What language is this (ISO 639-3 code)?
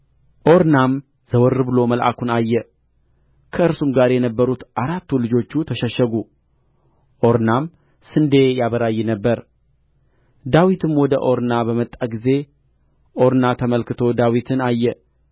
amh